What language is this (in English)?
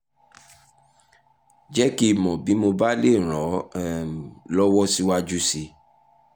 Yoruba